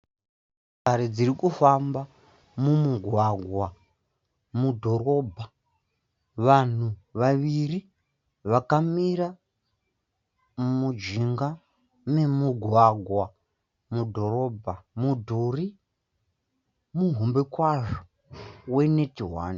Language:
Shona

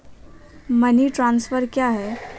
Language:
Hindi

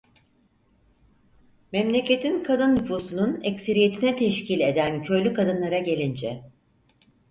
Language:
Turkish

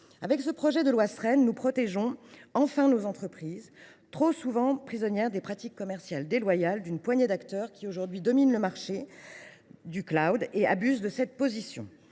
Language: French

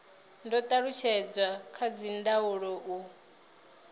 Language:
Venda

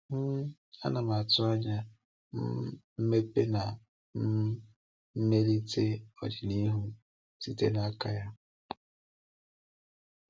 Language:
Igbo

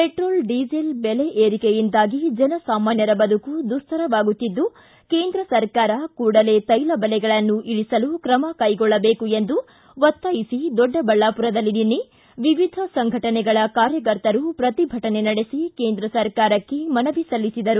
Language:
Kannada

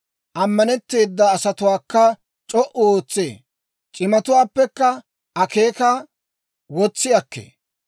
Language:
Dawro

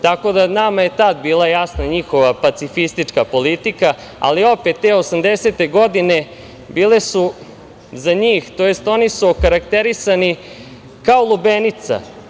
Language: Serbian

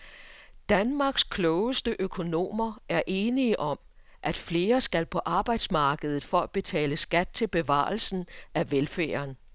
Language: Danish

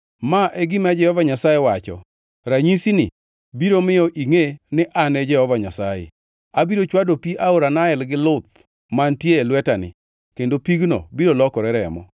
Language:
Luo (Kenya and Tanzania)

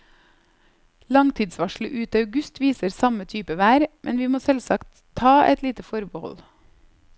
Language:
Norwegian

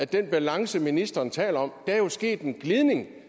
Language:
Danish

